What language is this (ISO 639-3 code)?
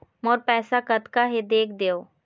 hne